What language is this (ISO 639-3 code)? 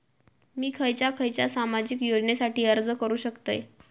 mar